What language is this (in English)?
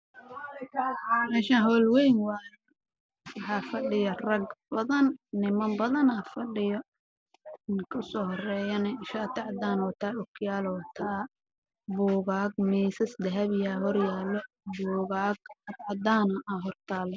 Somali